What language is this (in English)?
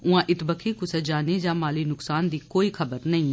Dogri